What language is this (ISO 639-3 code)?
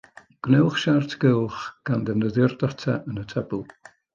cym